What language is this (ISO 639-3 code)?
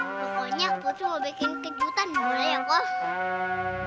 ind